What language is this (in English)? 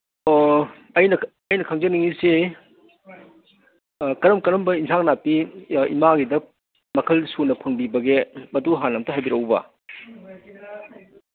Manipuri